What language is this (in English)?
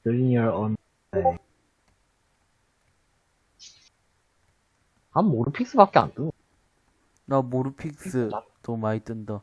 Korean